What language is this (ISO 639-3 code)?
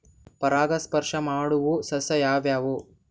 kan